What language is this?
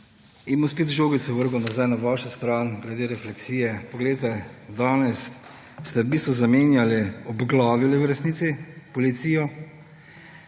Slovenian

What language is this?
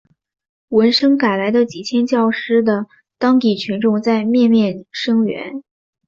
Chinese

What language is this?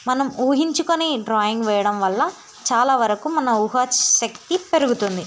Telugu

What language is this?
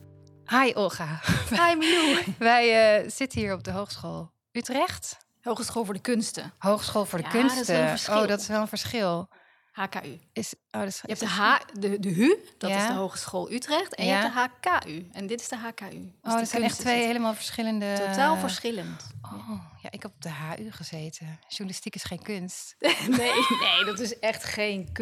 Dutch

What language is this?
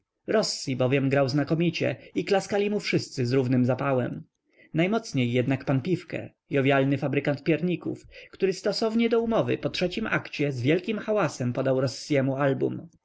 Polish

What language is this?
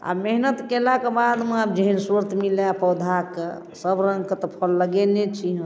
Maithili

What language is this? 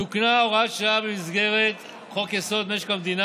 Hebrew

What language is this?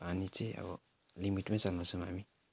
Nepali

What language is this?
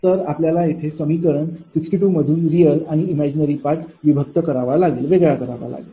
Marathi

